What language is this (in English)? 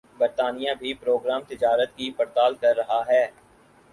Urdu